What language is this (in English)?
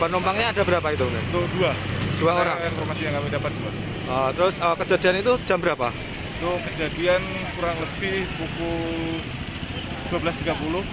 Indonesian